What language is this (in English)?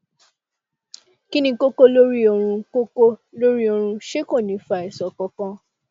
Yoruba